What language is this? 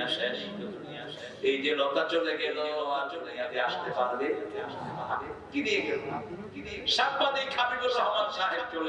Indonesian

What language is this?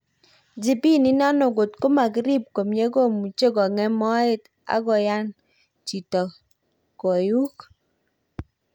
Kalenjin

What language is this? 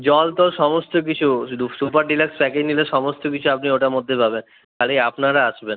Bangla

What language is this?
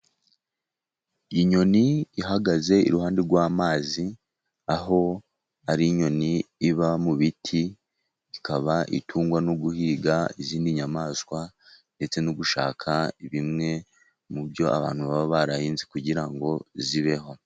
Kinyarwanda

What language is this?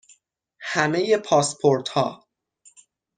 Persian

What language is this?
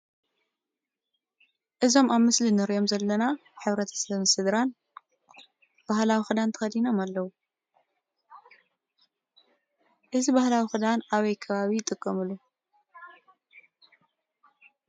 Tigrinya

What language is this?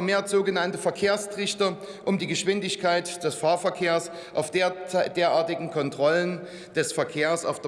German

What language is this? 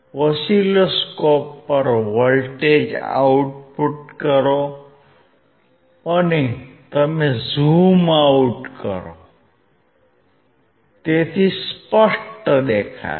Gujarati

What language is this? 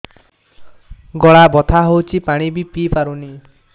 Odia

